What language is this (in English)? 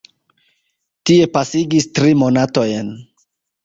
Esperanto